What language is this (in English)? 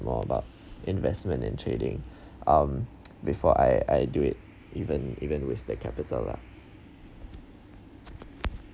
English